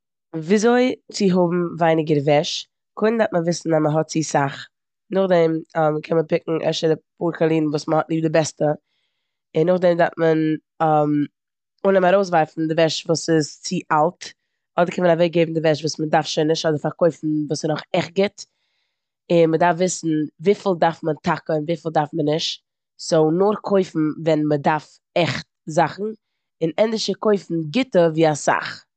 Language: Yiddish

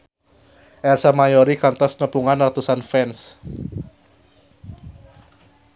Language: Sundanese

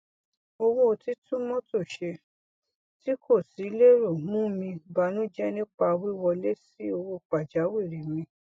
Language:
Yoruba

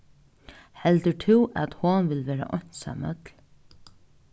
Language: Faroese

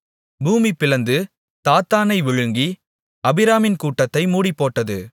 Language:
Tamil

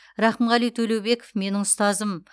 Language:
Kazakh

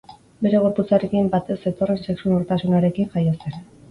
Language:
Basque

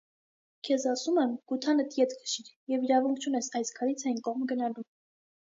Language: Armenian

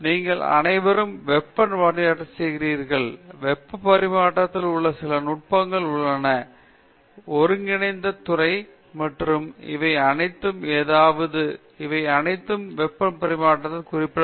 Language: Tamil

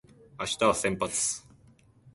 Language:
Japanese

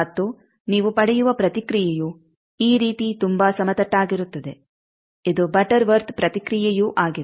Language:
Kannada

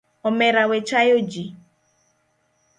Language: Luo (Kenya and Tanzania)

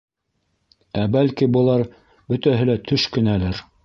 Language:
Bashkir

